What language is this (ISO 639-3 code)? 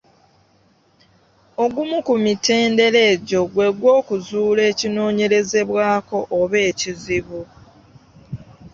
lug